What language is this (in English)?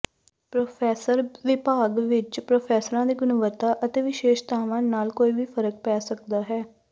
Punjabi